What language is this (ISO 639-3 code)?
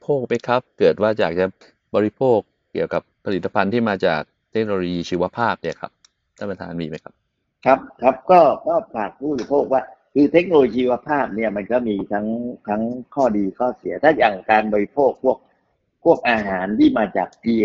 tha